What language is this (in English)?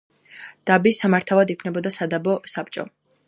Georgian